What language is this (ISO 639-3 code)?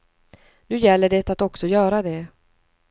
swe